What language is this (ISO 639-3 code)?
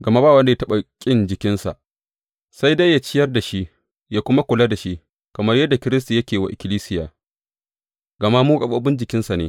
hau